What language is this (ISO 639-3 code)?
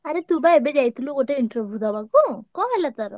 ori